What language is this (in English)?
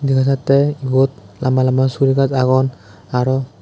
Chakma